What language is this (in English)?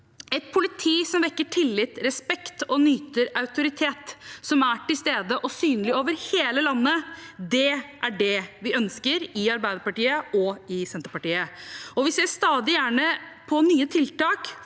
Norwegian